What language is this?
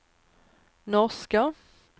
Swedish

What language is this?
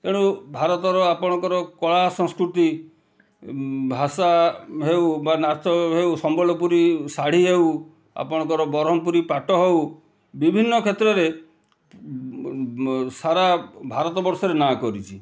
Odia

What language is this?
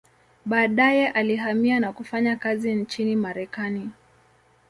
Swahili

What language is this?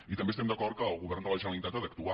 Catalan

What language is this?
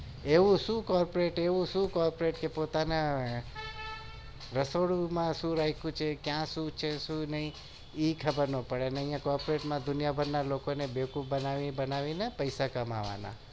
Gujarati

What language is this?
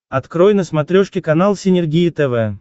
Russian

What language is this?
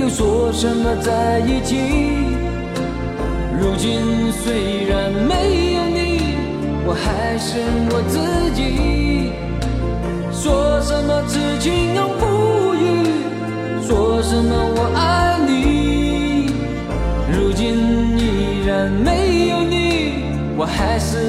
Chinese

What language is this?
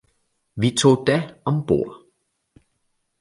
Danish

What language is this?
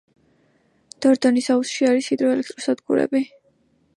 Georgian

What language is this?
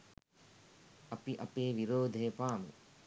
Sinhala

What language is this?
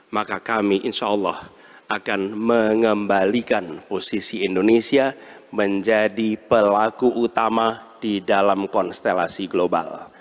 Indonesian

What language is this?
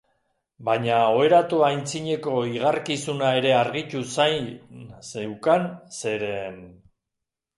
Basque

